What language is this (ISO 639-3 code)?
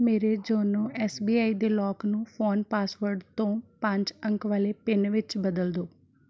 pan